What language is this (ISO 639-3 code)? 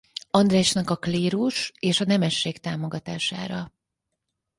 hun